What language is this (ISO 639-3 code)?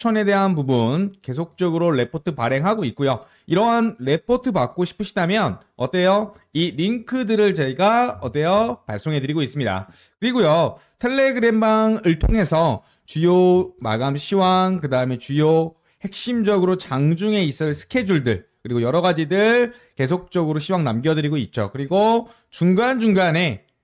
kor